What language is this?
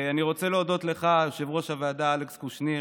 Hebrew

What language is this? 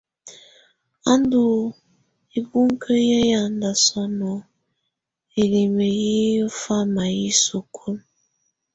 Tunen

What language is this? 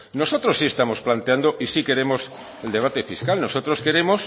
Spanish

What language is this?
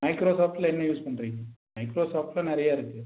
Tamil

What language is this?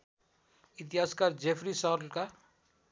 Nepali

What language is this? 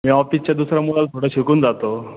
Marathi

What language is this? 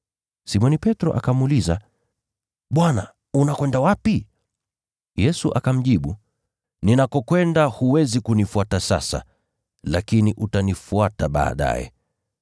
Swahili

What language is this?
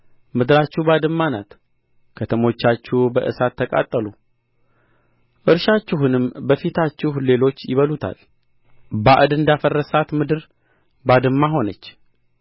Amharic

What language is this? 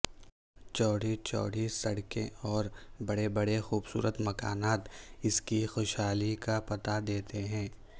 Urdu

